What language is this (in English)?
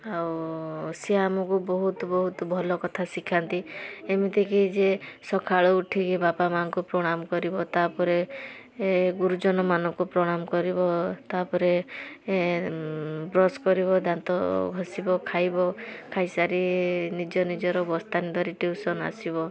Odia